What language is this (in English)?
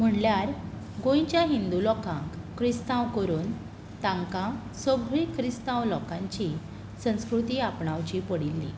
Konkani